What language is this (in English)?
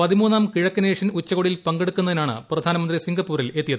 Malayalam